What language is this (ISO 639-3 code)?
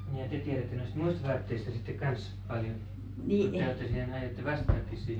fin